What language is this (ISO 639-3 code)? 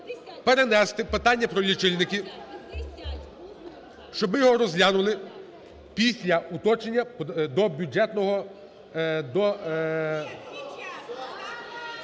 ukr